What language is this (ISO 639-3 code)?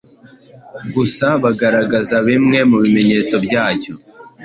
kin